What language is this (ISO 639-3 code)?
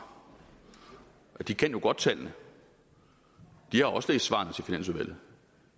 dan